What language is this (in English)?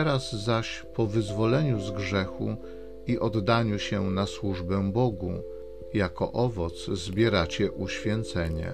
Polish